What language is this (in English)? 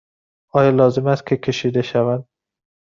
Persian